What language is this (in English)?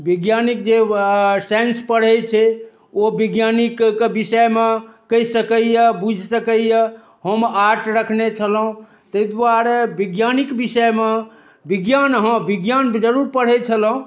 Maithili